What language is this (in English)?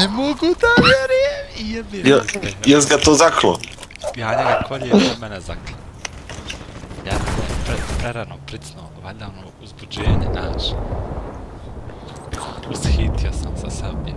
Romanian